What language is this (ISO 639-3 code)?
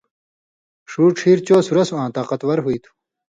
mvy